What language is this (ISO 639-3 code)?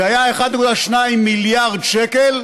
heb